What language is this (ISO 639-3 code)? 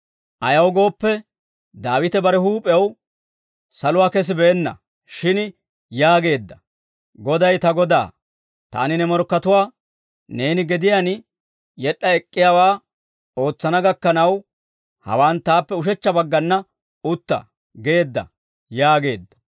dwr